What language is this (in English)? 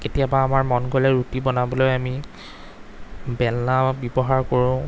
Assamese